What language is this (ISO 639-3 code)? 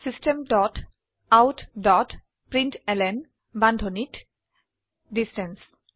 asm